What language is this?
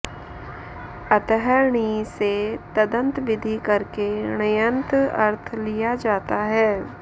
Sanskrit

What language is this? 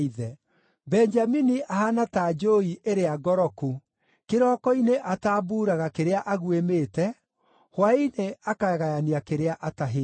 Kikuyu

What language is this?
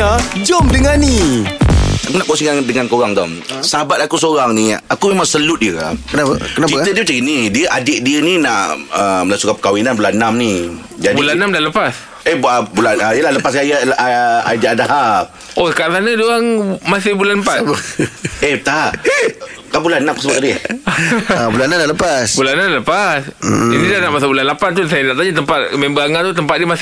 Malay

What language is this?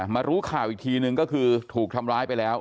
Thai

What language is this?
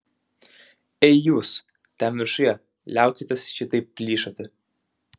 Lithuanian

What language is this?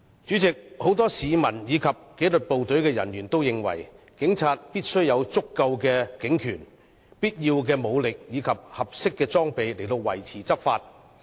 Cantonese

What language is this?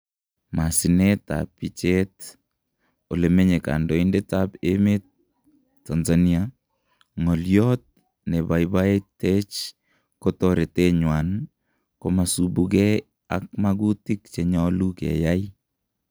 Kalenjin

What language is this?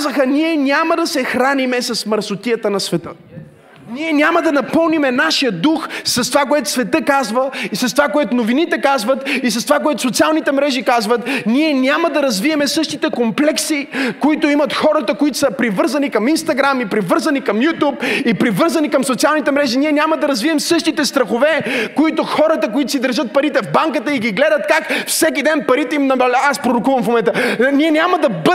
Bulgarian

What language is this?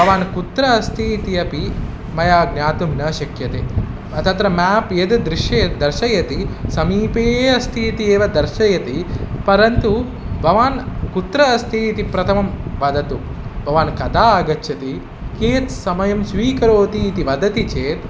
Sanskrit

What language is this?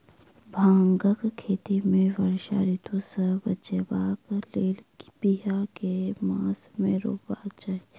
Maithili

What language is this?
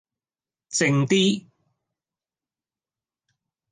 Cantonese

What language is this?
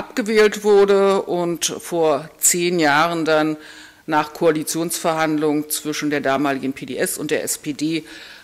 German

